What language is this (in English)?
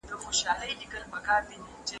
Pashto